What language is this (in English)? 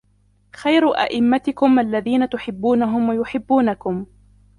Arabic